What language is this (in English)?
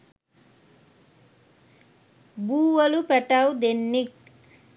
Sinhala